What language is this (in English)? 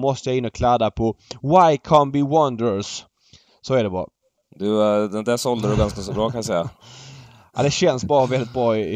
Swedish